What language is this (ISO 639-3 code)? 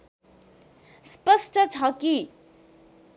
nep